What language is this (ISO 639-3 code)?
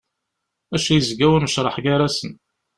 kab